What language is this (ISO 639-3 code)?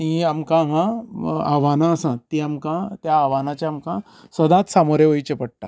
kok